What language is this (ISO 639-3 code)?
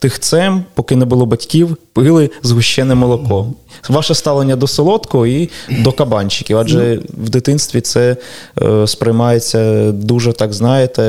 ukr